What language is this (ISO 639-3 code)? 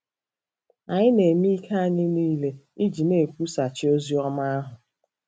ibo